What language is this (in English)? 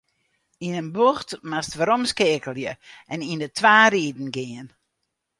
Western Frisian